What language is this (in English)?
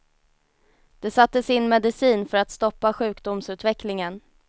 Swedish